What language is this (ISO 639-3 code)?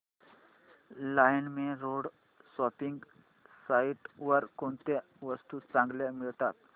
mar